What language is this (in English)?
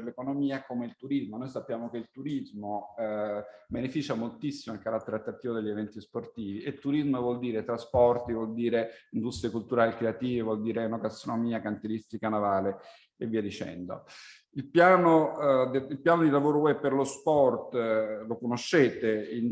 Italian